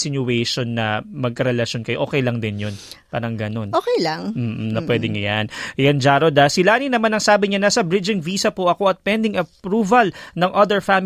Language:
Filipino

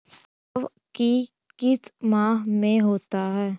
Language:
Magahi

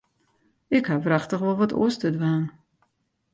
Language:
Western Frisian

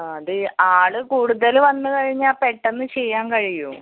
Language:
Malayalam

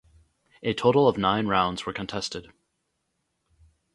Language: English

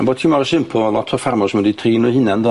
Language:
Welsh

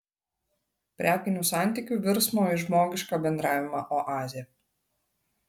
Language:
Lithuanian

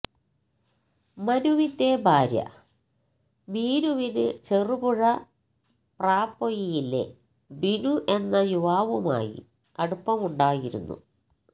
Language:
Malayalam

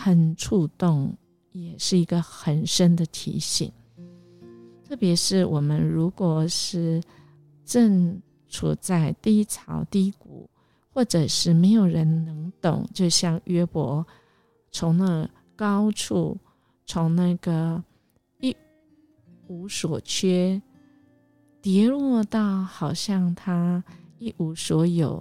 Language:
Chinese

